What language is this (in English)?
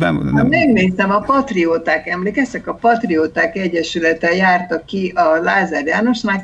Hungarian